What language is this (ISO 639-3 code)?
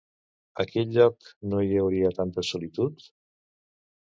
cat